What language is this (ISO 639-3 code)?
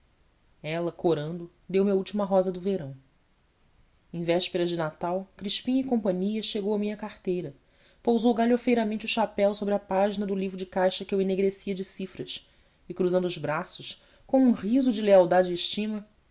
por